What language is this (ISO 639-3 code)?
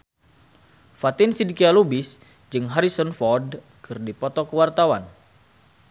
sun